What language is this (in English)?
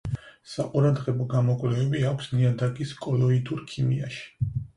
Georgian